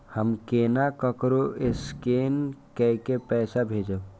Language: Maithili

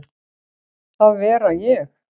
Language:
Icelandic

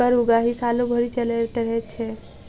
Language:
Maithili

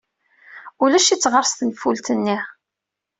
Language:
Kabyle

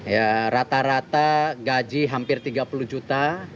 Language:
Indonesian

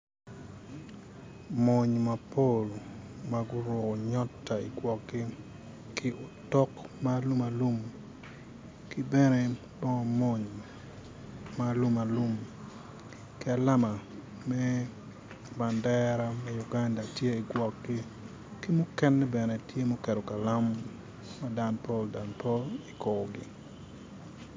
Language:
Acoli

